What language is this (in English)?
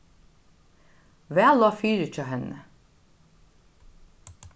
Faroese